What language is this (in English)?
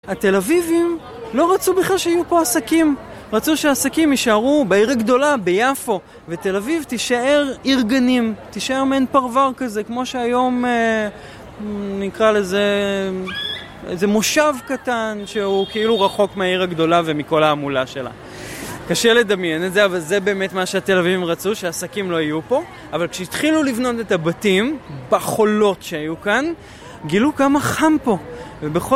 Hebrew